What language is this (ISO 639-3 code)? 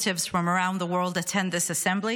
heb